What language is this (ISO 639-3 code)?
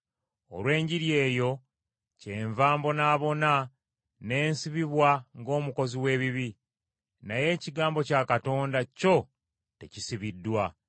lug